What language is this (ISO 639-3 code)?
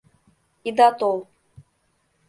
chm